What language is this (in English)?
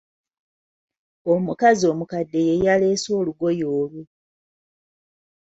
Ganda